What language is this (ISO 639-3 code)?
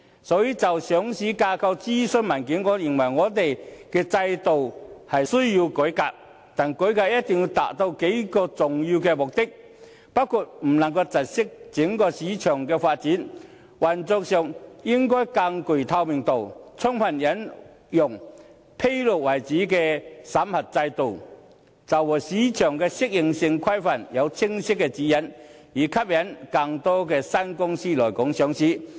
yue